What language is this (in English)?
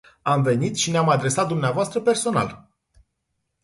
Romanian